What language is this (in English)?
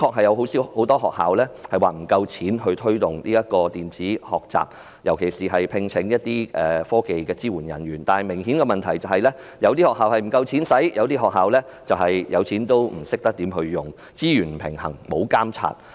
Cantonese